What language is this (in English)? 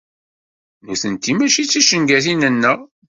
Kabyle